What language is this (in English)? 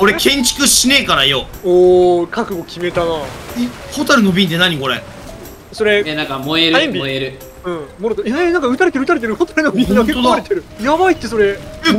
Japanese